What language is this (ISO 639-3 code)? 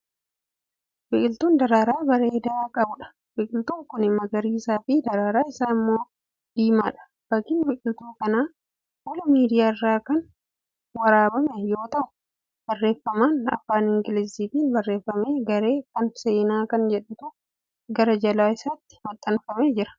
orm